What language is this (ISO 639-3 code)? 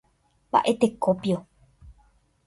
grn